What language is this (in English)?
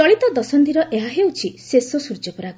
Odia